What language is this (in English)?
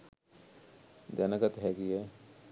Sinhala